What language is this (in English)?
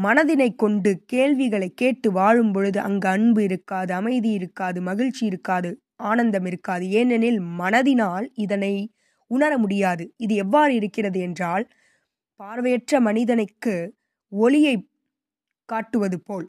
Tamil